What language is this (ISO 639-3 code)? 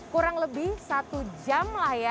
ind